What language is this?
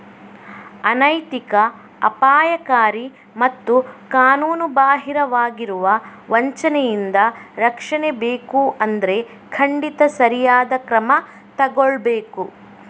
Kannada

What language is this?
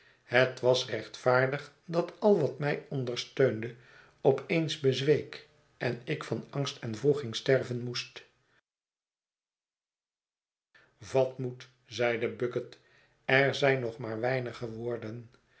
Dutch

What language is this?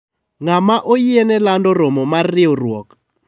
Luo (Kenya and Tanzania)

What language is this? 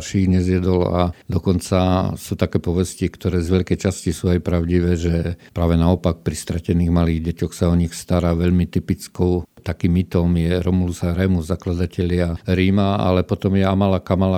Slovak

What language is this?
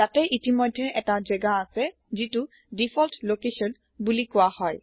Assamese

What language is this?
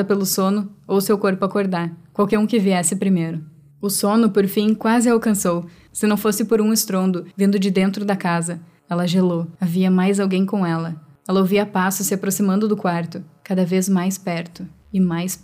Portuguese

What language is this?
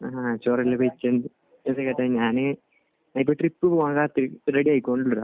Malayalam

